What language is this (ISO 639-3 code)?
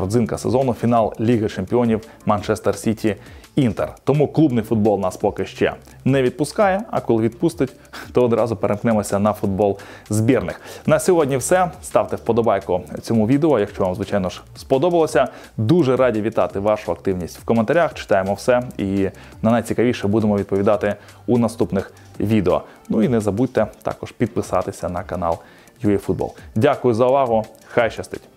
ukr